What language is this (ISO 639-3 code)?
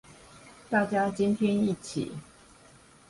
zho